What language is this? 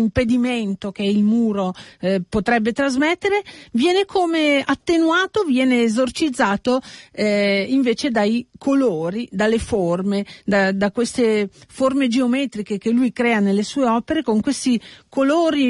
Italian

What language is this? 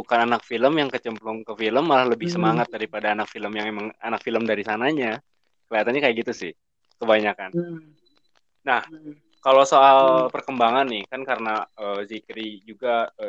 Indonesian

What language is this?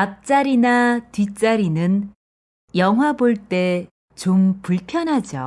Korean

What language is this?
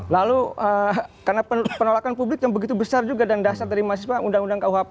Indonesian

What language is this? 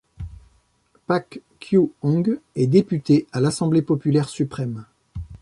French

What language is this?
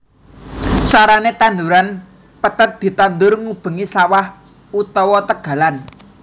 Javanese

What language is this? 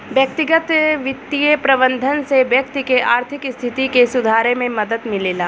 Bhojpuri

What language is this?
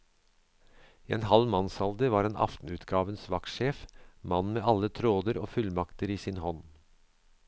Norwegian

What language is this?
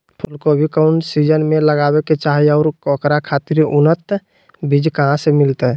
Magahi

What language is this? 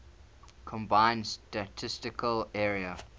English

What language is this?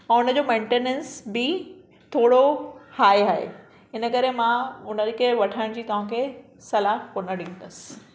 Sindhi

